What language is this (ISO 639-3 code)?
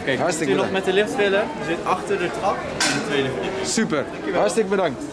nld